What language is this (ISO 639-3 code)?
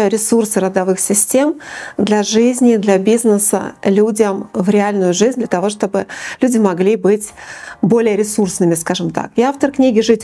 rus